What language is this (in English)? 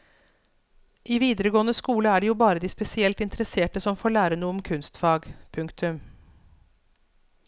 Norwegian